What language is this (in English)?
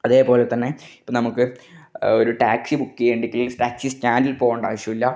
Malayalam